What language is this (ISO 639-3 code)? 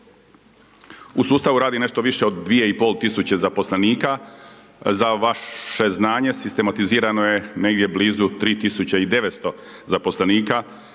hrv